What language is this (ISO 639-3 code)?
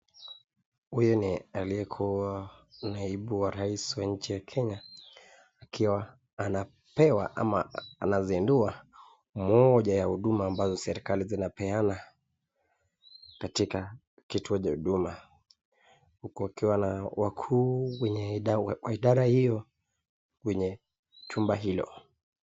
swa